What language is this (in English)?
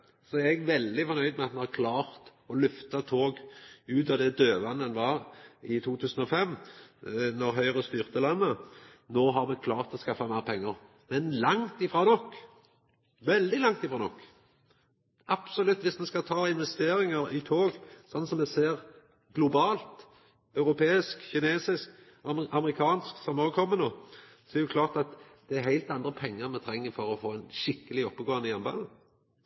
Norwegian Nynorsk